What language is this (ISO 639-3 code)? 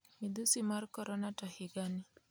luo